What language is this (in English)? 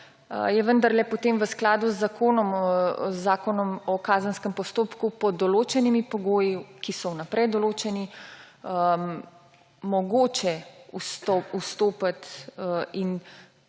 Slovenian